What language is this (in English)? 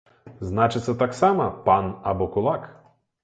Belarusian